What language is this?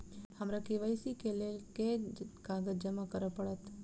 Maithili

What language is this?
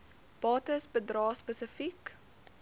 Afrikaans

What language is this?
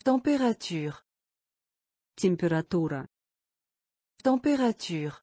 Russian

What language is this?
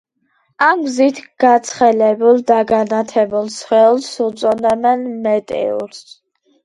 Georgian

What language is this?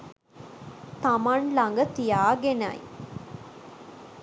Sinhala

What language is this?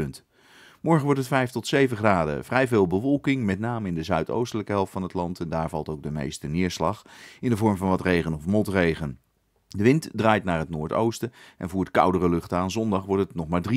Dutch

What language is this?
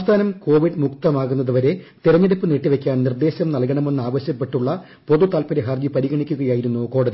Malayalam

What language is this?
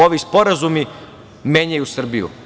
Serbian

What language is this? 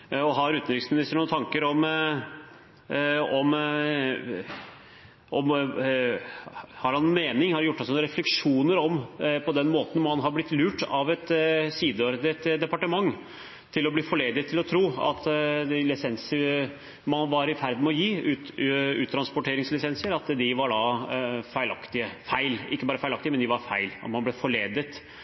Norwegian Bokmål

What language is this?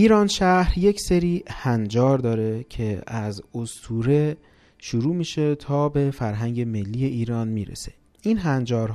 Persian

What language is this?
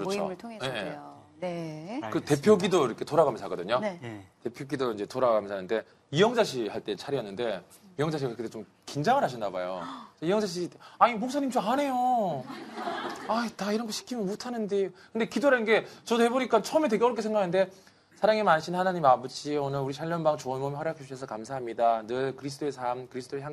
Korean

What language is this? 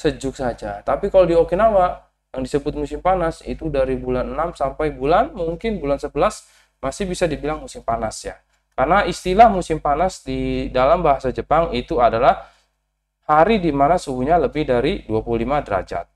Indonesian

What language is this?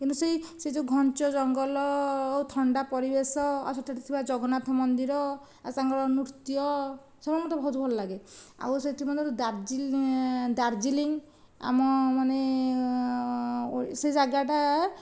Odia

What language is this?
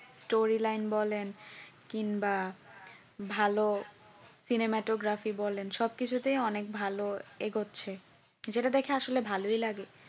Bangla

